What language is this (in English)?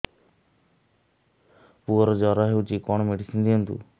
Odia